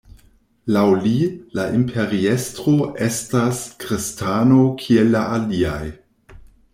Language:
Esperanto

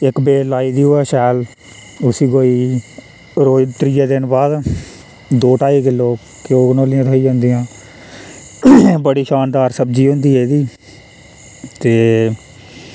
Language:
Dogri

